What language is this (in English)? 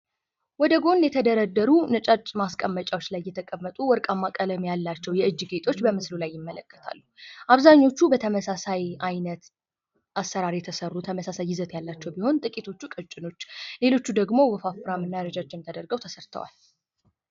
Amharic